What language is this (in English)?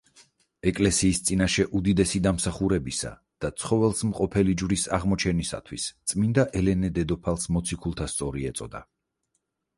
Georgian